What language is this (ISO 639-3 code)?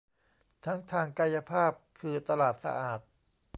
tha